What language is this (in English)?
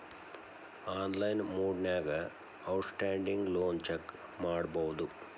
Kannada